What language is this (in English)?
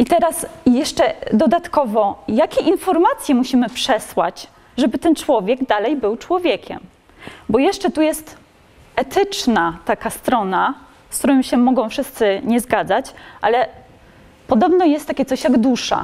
Polish